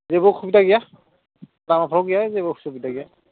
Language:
Bodo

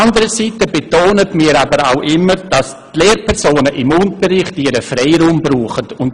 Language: Swiss German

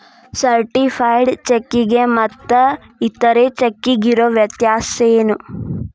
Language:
Kannada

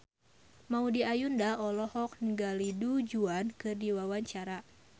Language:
Sundanese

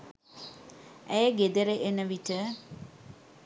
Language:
Sinhala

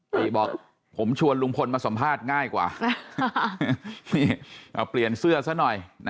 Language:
Thai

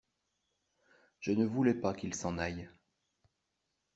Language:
French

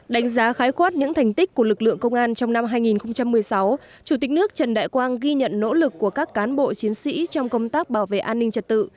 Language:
Vietnamese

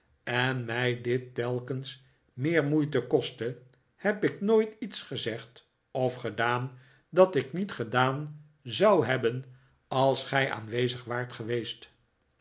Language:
Dutch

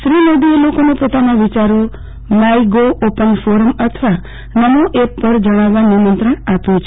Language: Gujarati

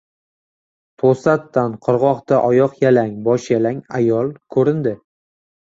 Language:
Uzbek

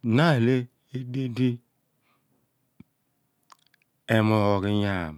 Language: Abua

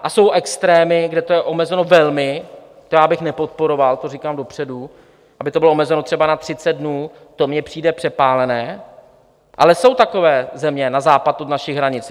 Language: Czech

